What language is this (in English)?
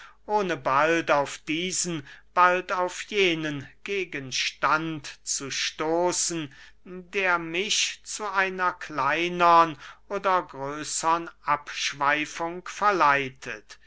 German